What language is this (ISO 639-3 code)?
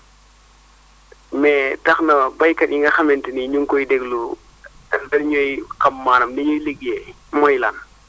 wol